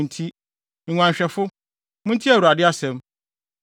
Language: Akan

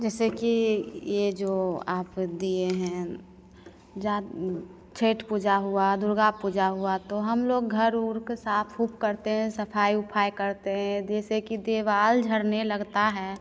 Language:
Hindi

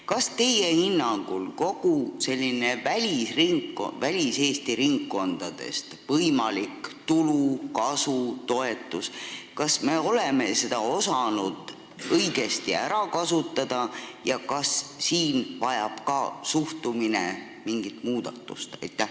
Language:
Estonian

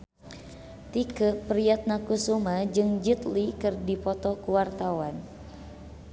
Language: Sundanese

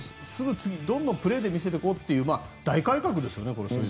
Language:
Japanese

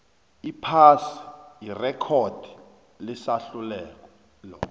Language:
South Ndebele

